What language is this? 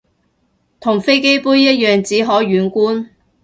Cantonese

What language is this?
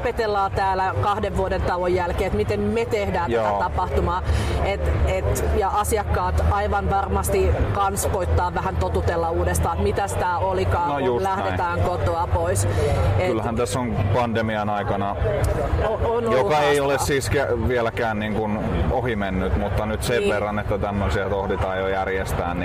Finnish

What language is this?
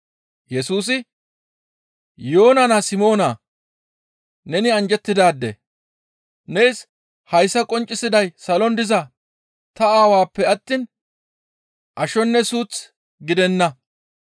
Gamo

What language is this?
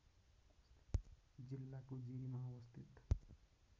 Nepali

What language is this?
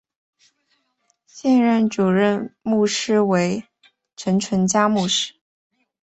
Chinese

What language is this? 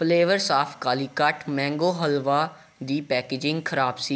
Punjabi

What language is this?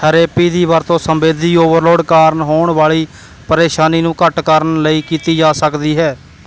Punjabi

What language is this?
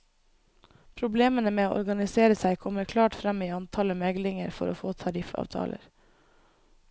Norwegian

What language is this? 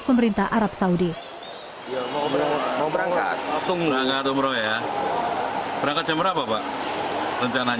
Indonesian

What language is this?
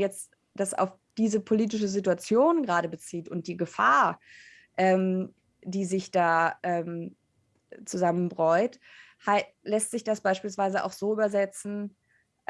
German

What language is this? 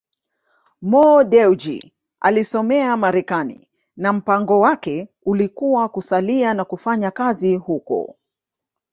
Swahili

